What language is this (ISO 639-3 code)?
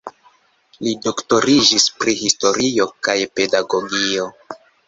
epo